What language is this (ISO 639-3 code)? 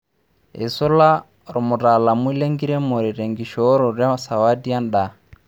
mas